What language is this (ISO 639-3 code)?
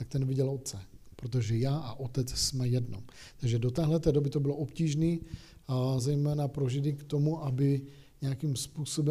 ces